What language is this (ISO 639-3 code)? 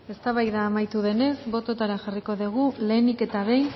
eus